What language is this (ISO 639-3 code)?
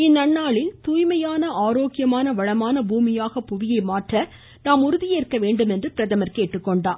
tam